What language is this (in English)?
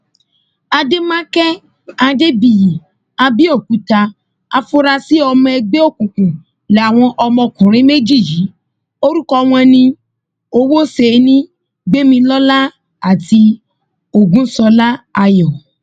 Yoruba